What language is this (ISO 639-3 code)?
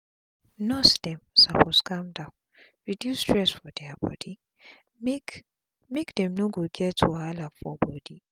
pcm